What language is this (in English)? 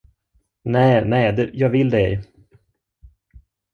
Swedish